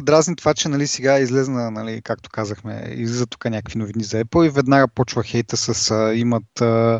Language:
Bulgarian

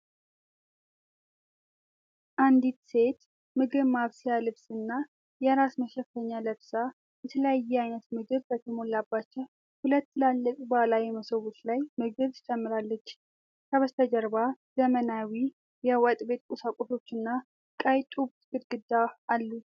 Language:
Amharic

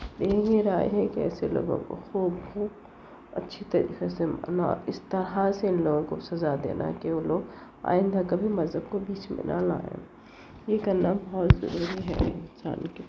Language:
Urdu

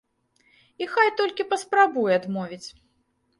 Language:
Belarusian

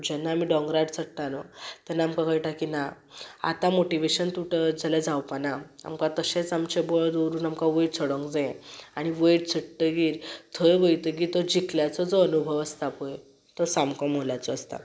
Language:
Konkani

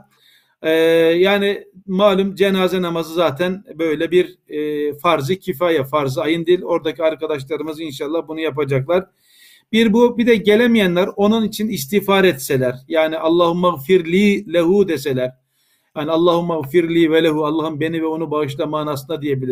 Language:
Turkish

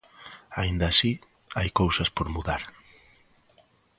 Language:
Galician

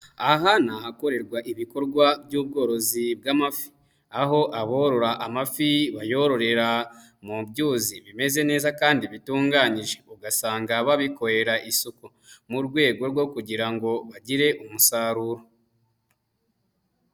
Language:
Kinyarwanda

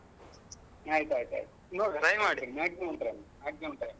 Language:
Kannada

